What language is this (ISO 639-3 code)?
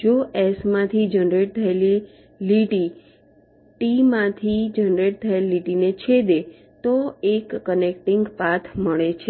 guj